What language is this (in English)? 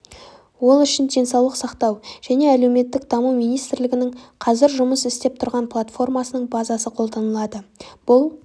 Kazakh